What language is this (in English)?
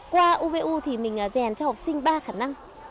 Vietnamese